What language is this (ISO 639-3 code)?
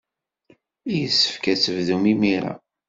kab